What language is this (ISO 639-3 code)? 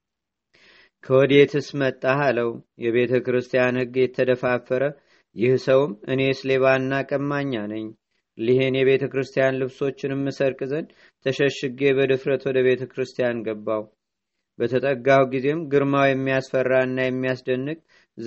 amh